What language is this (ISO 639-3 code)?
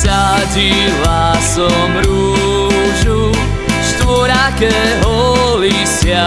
slk